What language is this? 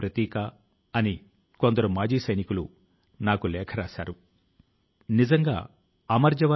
Telugu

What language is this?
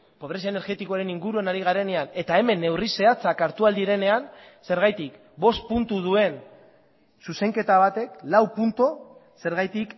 Basque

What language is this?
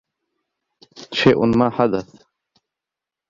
Arabic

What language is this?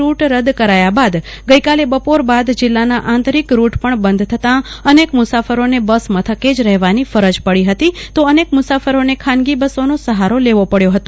Gujarati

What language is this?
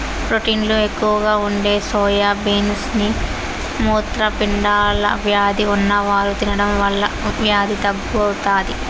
Telugu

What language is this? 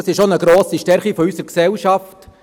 Swiss German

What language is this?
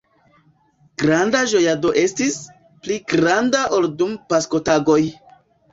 Esperanto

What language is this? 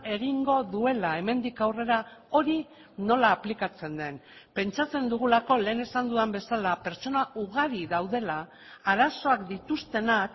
Basque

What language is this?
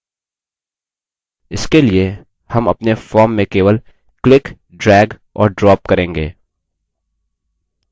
Hindi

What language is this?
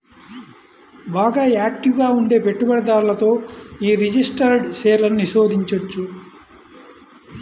Telugu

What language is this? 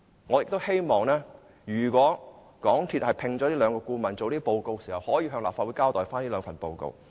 Cantonese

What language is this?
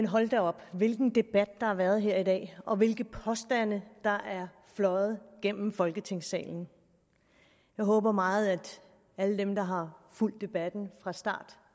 Danish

